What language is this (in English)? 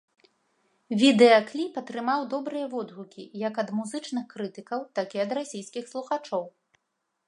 Belarusian